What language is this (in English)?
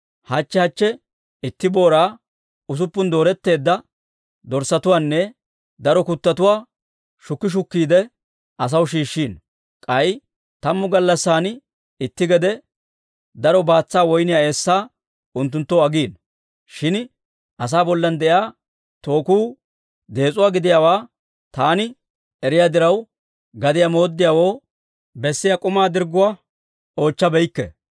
Dawro